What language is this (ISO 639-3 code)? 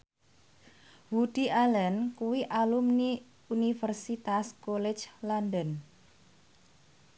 jav